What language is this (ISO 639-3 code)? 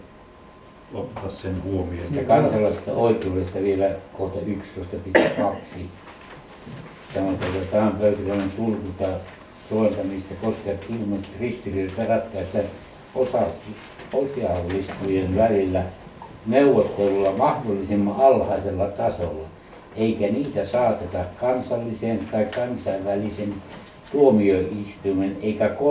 fin